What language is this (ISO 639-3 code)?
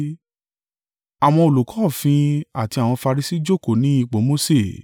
yor